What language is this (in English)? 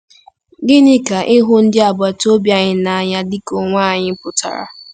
Igbo